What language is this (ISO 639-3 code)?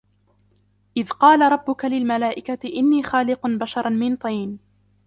ara